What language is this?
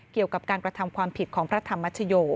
Thai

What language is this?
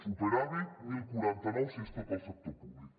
Catalan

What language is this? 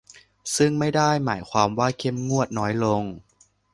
Thai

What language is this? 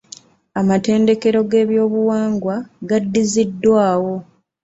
Ganda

